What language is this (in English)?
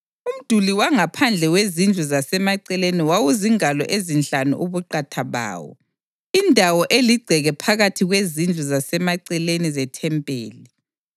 North Ndebele